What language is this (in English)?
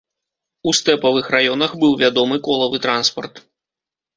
Belarusian